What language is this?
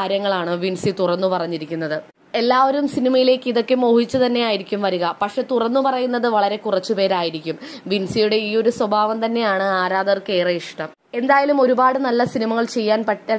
Romanian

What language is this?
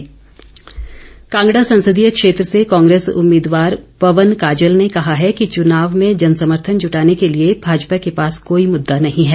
Hindi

